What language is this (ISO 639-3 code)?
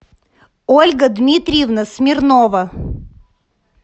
rus